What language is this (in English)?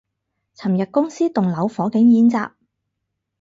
Cantonese